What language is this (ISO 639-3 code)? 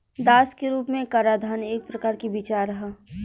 bho